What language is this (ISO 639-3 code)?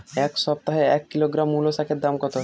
ben